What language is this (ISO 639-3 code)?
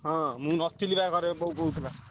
ori